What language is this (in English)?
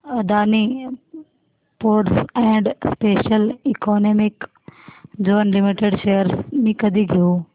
Marathi